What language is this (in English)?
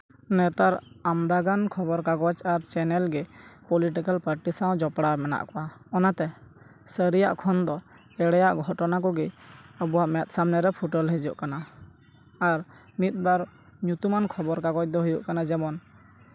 Santali